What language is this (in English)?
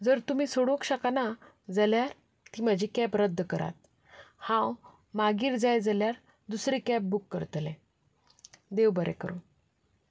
Konkani